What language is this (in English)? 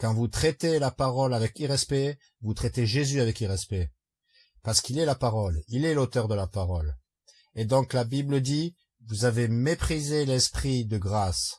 French